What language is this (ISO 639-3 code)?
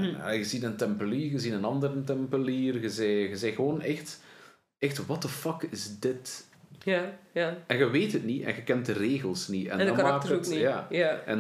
nld